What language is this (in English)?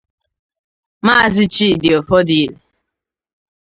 Igbo